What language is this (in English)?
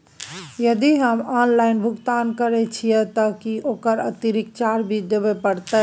Maithili